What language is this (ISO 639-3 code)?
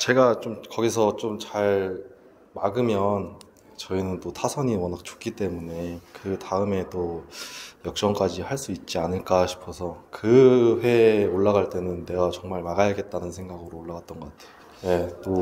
kor